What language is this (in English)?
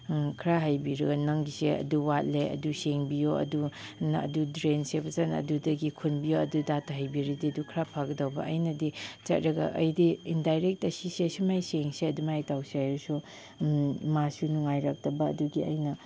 Manipuri